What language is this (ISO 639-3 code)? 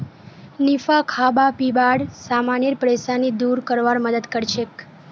mag